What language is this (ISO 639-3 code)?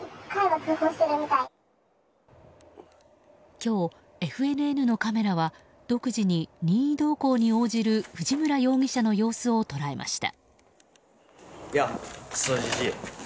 jpn